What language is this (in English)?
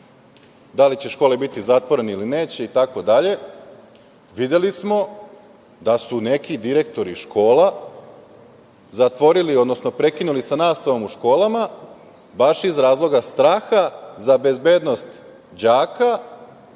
Serbian